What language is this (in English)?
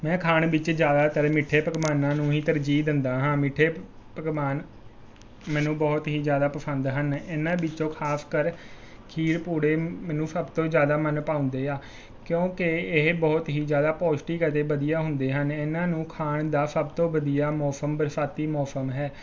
Punjabi